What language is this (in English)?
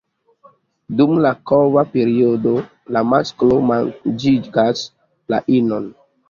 Esperanto